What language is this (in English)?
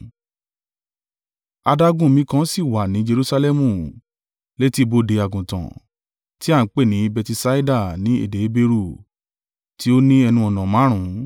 Yoruba